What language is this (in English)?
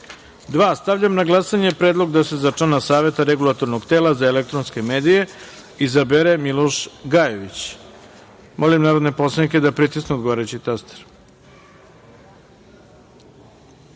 Serbian